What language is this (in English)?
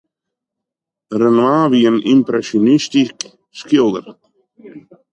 Western Frisian